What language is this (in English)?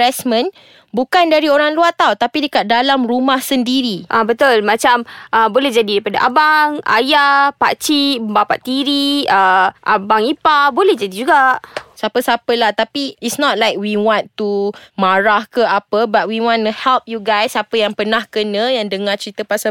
Malay